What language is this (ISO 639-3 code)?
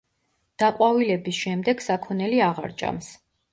kat